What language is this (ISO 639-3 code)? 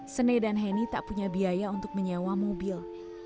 ind